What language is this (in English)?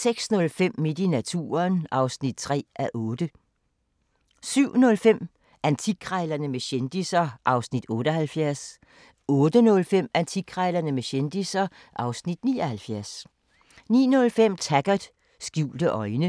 Danish